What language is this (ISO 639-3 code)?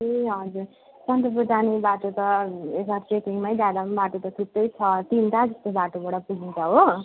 nep